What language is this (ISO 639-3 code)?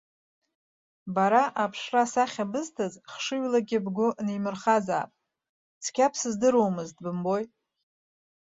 abk